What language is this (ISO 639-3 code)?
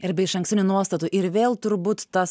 lit